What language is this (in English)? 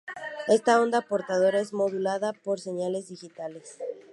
Spanish